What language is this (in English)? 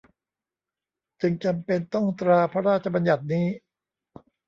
Thai